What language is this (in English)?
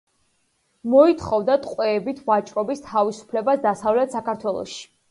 Georgian